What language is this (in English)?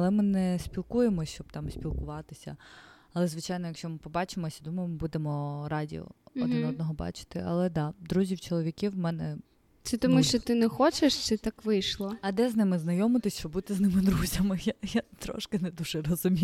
Ukrainian